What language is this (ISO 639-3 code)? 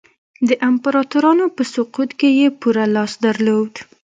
pus